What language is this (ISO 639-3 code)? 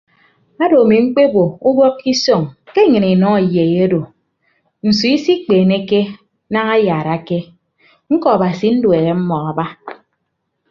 ibb